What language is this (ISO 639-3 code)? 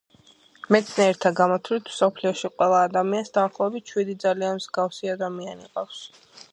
kat